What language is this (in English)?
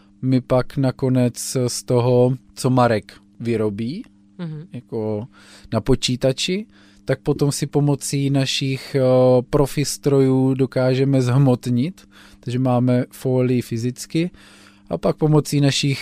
Czech